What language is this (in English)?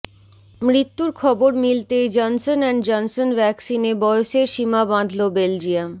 Bangla